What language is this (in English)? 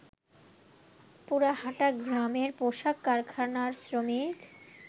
Bangla